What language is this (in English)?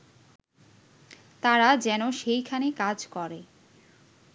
Bangla